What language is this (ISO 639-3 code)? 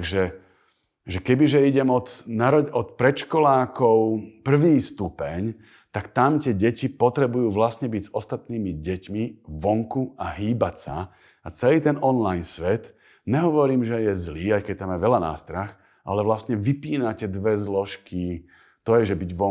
slk